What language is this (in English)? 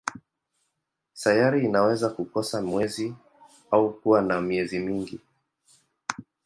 Swahili